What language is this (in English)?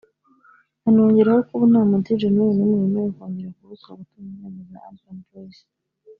Kinyarwanda